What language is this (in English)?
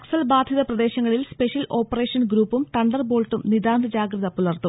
Malayalam